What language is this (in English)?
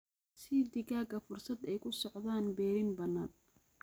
Somali